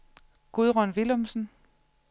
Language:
Danish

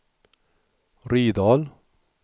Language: Swedish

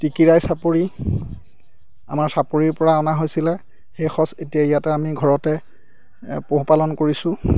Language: Assamese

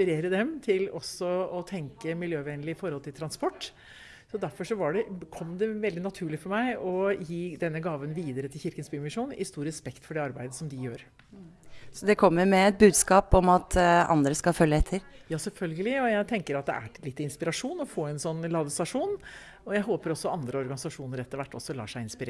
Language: Norwegian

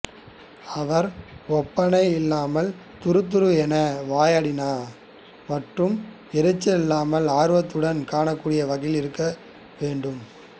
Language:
Tamil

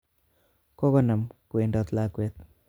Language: Kalenjin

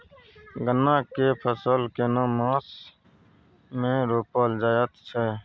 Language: Maithili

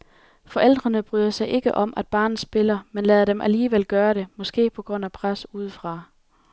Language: Danish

